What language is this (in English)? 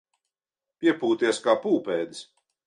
Latvian